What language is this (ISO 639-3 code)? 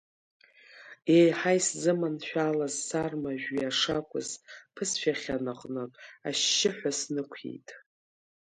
abk